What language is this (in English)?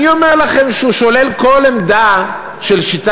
Hebrew